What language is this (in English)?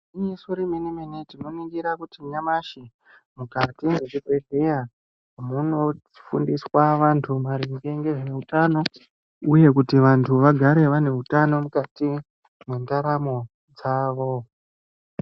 Ndau